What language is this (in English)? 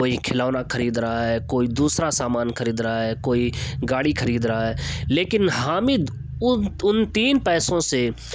Urdu